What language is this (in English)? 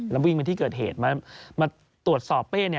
Thai